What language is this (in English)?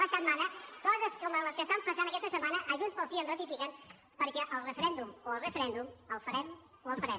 Catalan